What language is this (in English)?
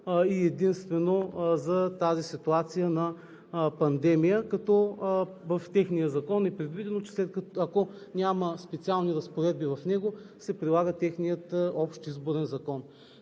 Bulgarian